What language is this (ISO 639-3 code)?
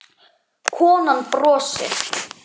isl